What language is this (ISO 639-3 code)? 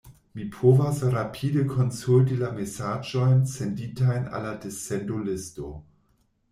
epo